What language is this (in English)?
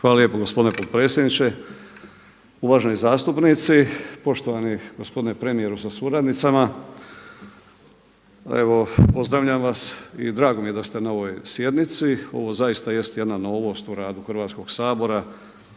Croatian